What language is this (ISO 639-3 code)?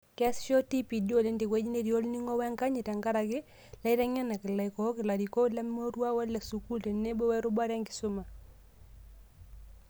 mas